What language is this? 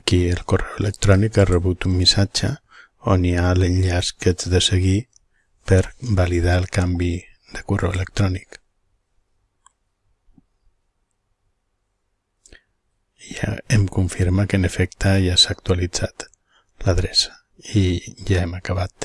Spanish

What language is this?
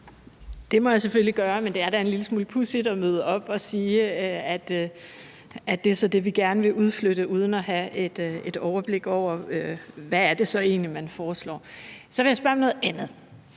Danish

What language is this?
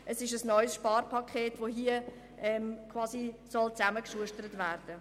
Swiss German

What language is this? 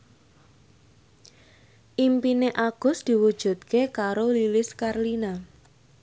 Javanese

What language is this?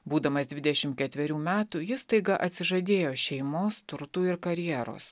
Lithuanian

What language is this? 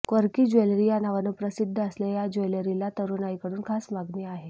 Marathi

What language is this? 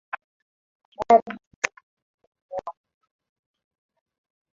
Swahili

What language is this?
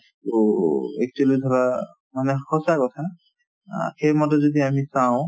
Assamese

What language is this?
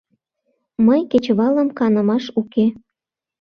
Mari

